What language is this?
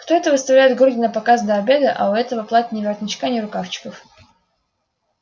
Russian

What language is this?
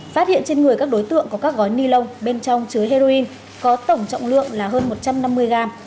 Vietnamese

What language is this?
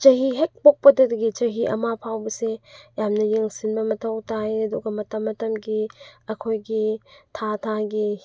Manipuri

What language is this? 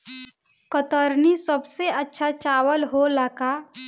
Bhojpuri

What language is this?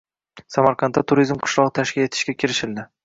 Uzbek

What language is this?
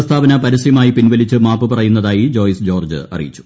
Malayalam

